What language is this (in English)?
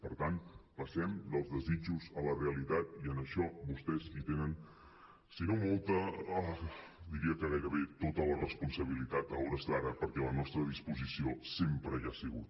Catalan